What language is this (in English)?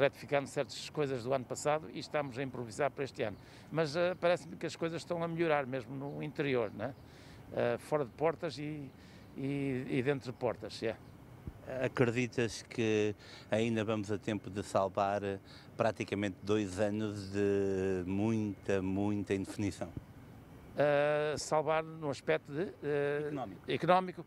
Portuguese